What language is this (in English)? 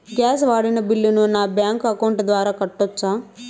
Telugu